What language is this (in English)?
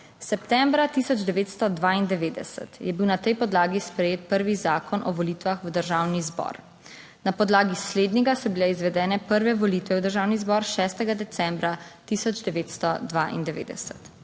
Slovenian